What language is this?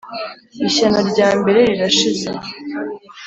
Kinyarwanda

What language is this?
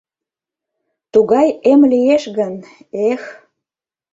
Mari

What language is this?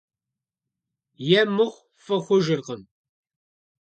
Kabardian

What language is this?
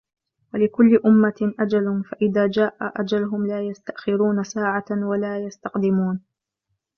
Arabic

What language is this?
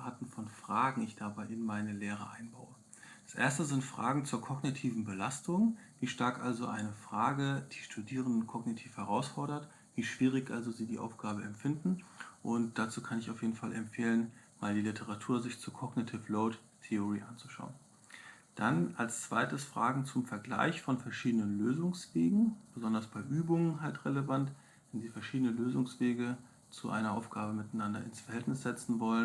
German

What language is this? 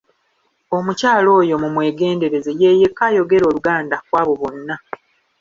Ganda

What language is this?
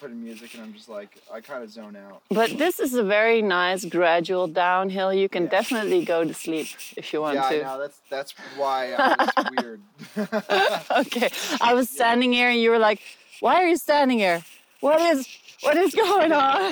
Dutch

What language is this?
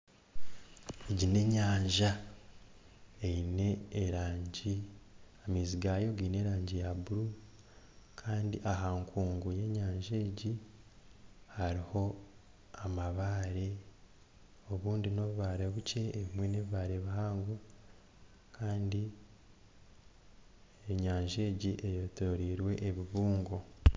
Nyankole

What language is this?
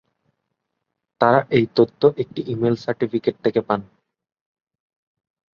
Bangla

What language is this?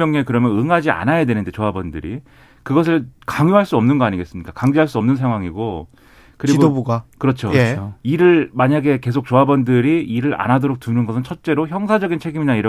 Korean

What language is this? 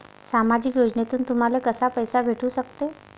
Marathi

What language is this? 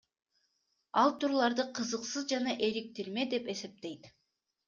Kyrgyz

